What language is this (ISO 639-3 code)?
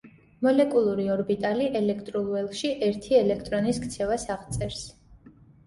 kat